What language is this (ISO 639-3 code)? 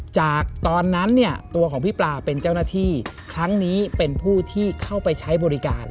tha